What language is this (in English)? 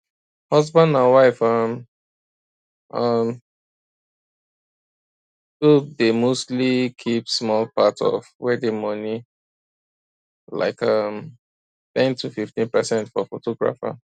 Nigerian Pidgin